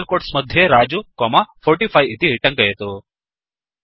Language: Sanskrit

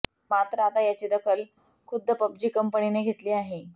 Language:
Marathi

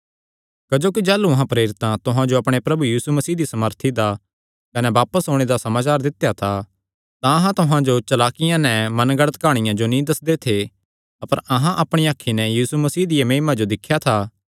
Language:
Kangri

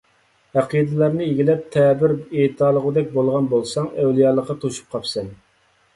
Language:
Uyghur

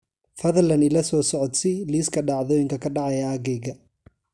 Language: Somali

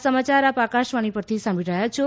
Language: Gujarati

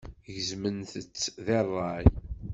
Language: Kabyle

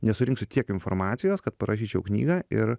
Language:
Lithuanian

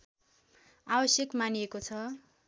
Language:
Nepali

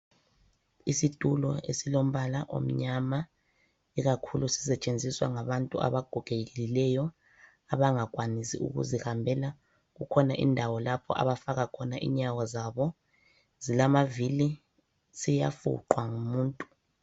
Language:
North Ndebele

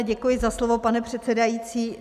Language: Czech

